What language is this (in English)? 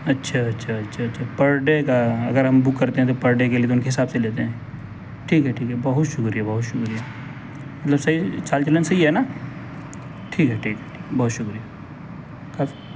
Urdu